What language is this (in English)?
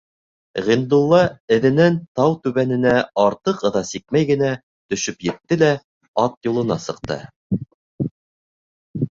Bashkir